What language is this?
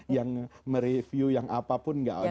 Indonesian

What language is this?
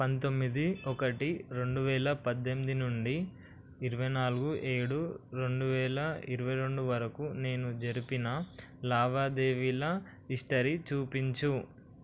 Telugu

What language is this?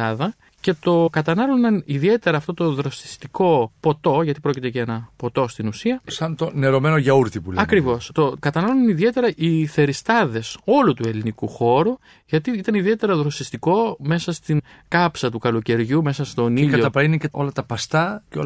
Greek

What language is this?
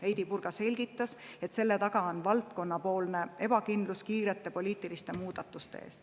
Estonian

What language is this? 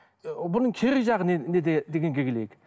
Kazakh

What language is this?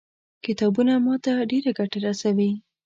Pashto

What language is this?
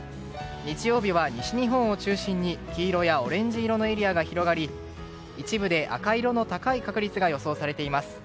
Japanese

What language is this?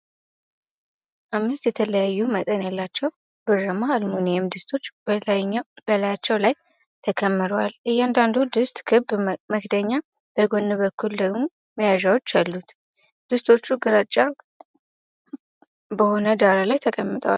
Amharic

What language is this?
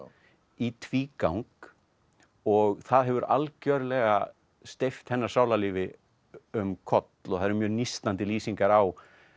Icelandic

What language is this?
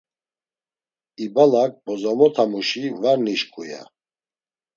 Laz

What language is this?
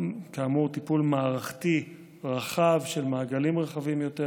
Hebrew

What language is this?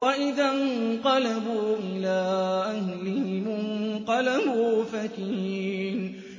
Arabic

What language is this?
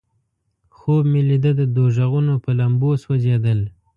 Pashto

